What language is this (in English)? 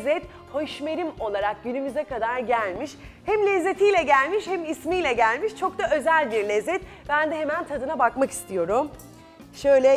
Turkish